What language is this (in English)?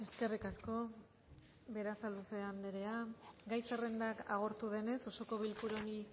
Basque